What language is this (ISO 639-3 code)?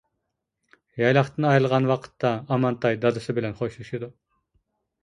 uig